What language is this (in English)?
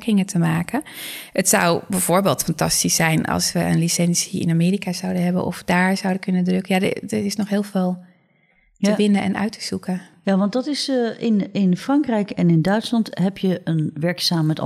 Dutch